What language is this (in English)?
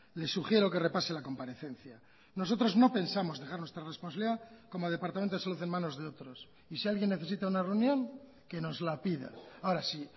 Spanish